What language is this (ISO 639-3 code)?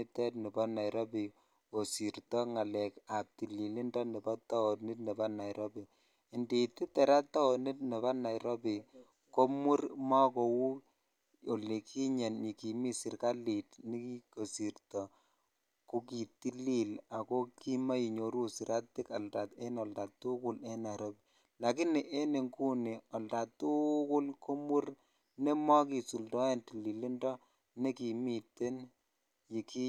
kln